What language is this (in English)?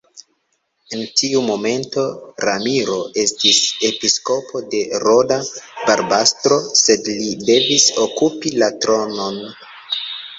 Esperanto